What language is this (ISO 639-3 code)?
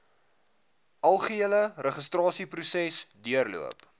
afr